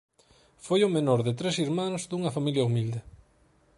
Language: Galician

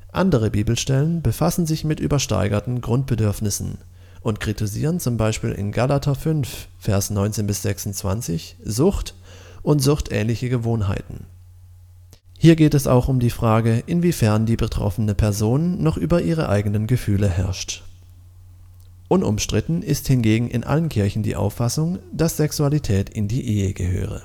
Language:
German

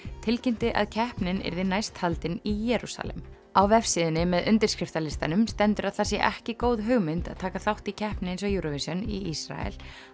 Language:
Icelandic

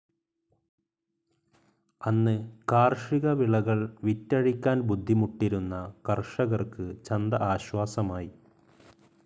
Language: Malayalam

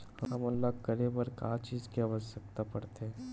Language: Chhattisgarhi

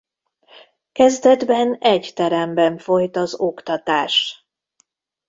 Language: Hungarian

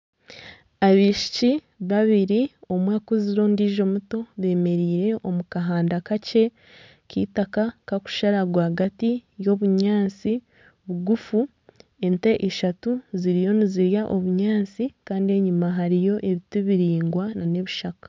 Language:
Nyankole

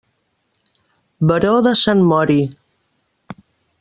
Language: Catalan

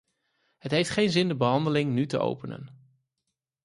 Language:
Dutch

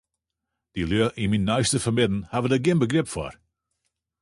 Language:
Western Frisian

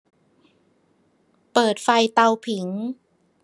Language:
Thai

